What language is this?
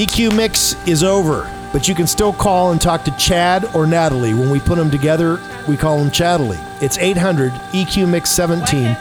English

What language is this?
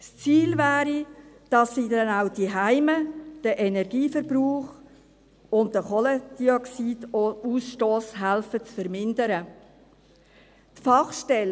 Swiss German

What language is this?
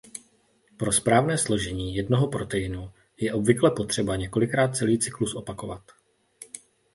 Czech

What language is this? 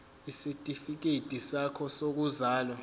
Zulu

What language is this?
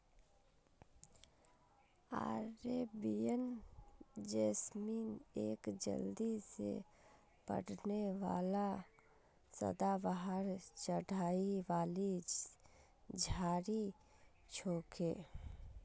Magahi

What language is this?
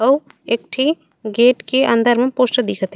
Chhattisgarhi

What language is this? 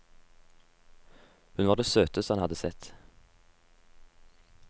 Norwegian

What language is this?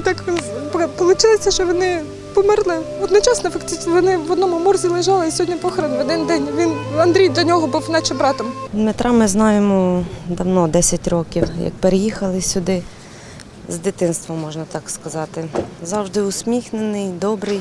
Ukrainian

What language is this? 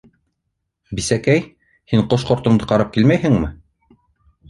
Bashkir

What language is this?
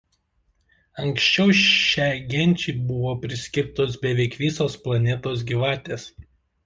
Lithuanian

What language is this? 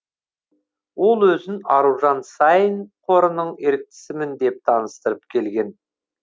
Kazakh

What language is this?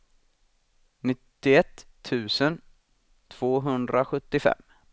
Swedish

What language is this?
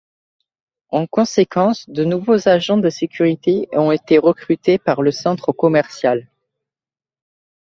French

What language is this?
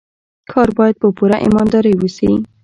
Pashto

